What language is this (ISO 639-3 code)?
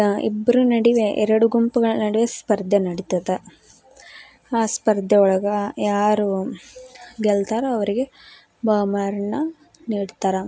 kan